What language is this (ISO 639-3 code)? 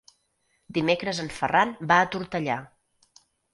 cat